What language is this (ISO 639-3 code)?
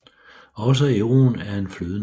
dan